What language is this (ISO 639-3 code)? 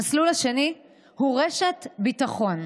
heb